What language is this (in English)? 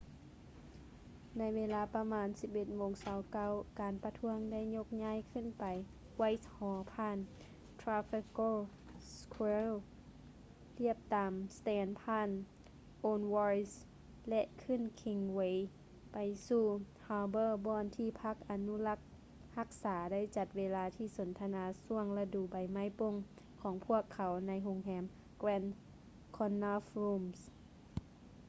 Lao